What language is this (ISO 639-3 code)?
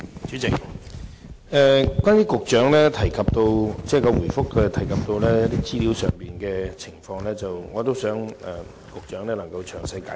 yue